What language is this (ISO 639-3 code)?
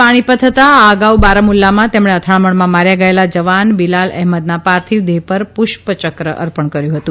guj